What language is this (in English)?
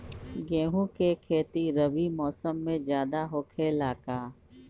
Magahi